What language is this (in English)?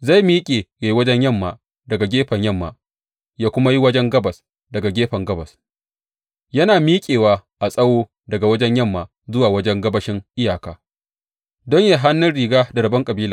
Hausa